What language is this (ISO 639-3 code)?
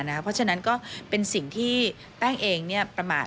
tha